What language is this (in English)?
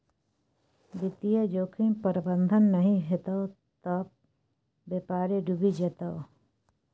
Maithili